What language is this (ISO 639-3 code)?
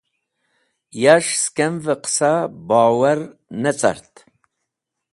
wbl